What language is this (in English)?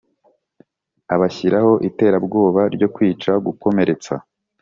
Kinyarwanda